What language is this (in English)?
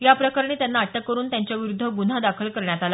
Marathi